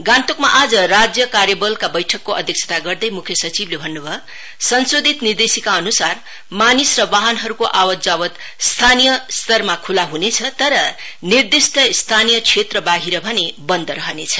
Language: Nepali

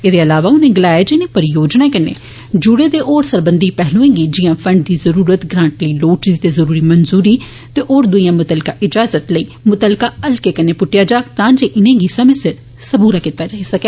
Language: Dogri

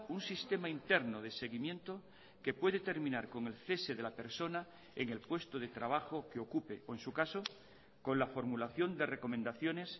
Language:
Spanish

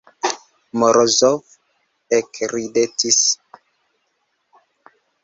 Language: Esperanto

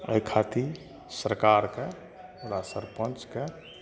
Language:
Maithili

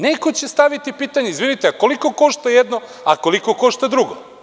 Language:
Serbian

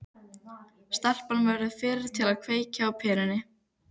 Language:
Icelandic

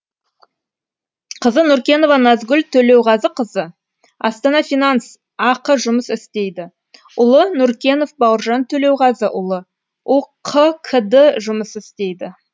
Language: Kazakh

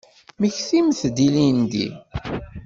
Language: Kabyle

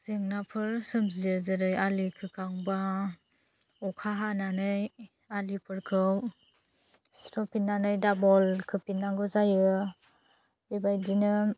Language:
Bodo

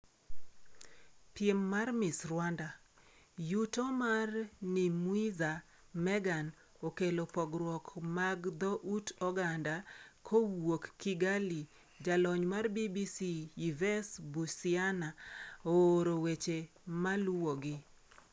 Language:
Luo (Kenya and Tanzania)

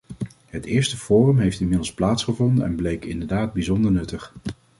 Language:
Dutch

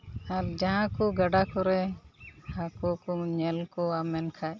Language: Santali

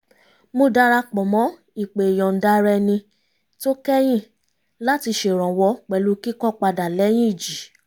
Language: Yoruba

